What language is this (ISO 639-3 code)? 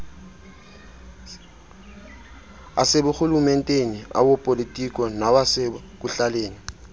xho